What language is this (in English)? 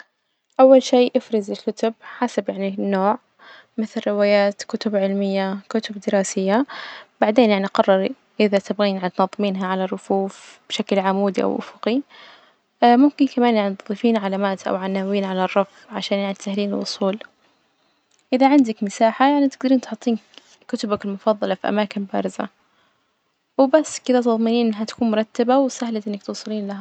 Najdi Arabic